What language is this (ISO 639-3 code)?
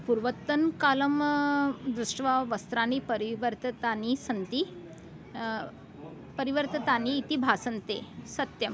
san